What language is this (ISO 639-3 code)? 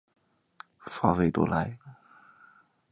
zho